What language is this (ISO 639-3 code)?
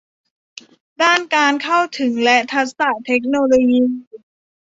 tha